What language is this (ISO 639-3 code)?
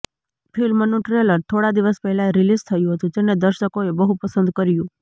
guj